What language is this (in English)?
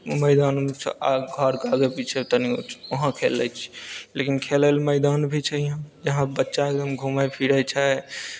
Maithili